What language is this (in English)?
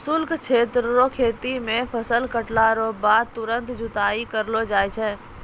Maithili